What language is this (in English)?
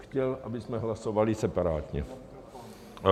Czech